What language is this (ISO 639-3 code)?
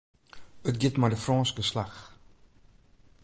fry